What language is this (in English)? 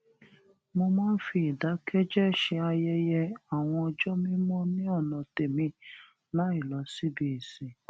Yoruba